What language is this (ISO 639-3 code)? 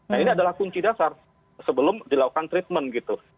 ind